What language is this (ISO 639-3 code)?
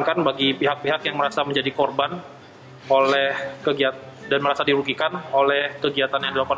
ind